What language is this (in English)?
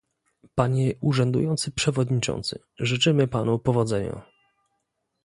Polish